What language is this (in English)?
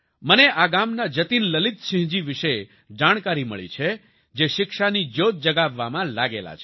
Gujarati